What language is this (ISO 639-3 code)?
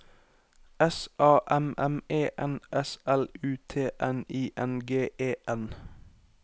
nor